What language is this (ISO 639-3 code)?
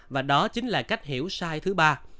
vie